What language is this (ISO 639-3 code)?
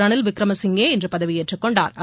tam